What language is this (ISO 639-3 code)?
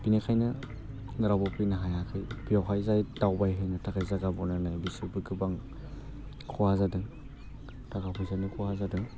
brx